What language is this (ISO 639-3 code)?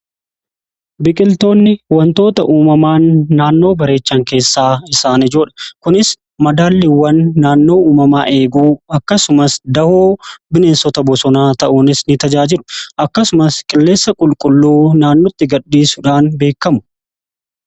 orm